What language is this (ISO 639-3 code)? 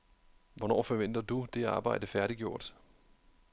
dan